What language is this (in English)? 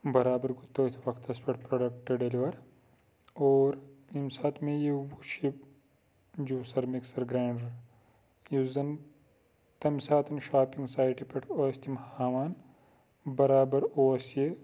Kashmiri